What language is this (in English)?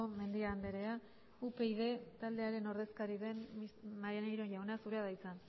Basque